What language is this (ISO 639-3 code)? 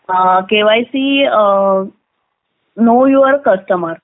mar